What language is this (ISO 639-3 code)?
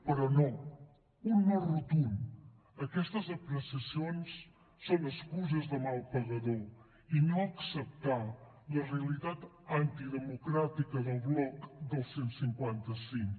cat